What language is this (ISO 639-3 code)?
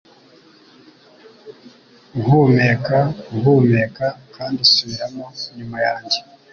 kin